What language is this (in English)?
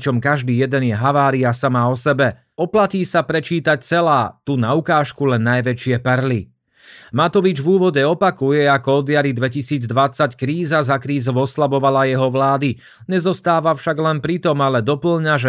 Slovak